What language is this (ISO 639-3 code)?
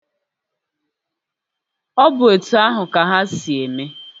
ibo